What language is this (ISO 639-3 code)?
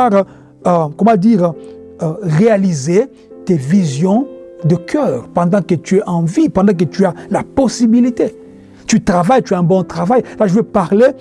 fra